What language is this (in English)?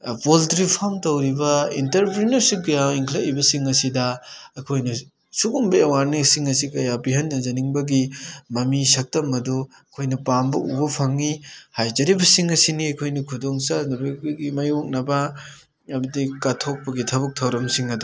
Manipuri